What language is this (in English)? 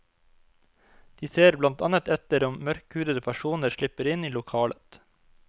Norwegian